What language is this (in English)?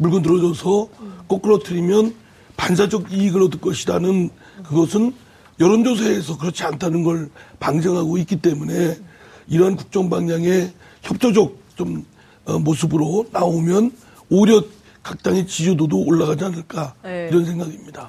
Korean